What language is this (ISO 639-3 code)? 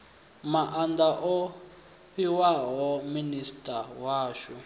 ven